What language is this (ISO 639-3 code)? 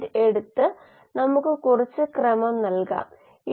mal